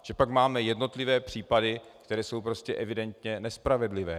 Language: Czech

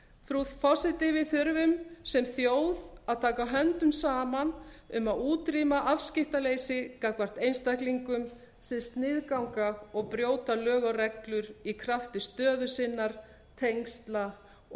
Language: Icelandic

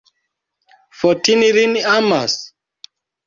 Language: Esperanto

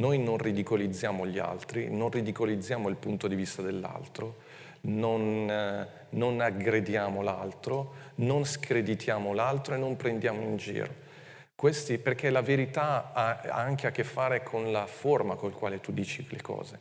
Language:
Italian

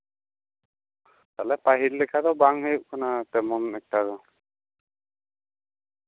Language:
Santali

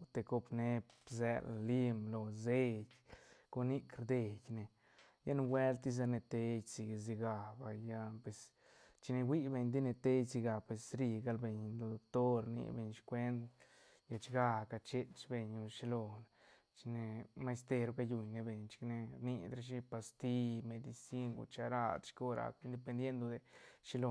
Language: Santa Catarina Albarradas Zapotec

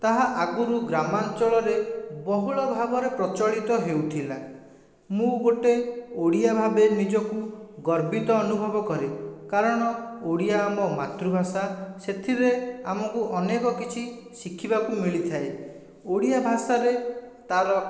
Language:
Odia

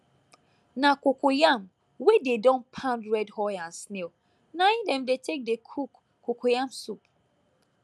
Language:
Nigerian Pidgin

